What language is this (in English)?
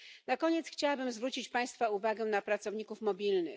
Polish